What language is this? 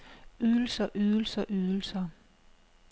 Danish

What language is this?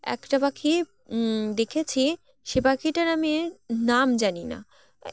Bangla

